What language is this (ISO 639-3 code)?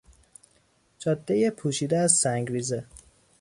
fas